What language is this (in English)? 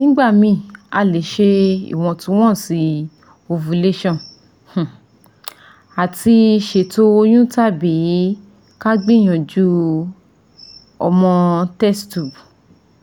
Yoruba